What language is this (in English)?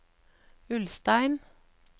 Norwegian